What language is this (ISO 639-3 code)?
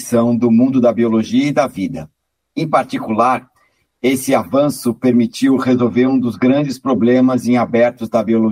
por